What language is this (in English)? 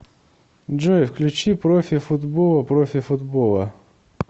Russian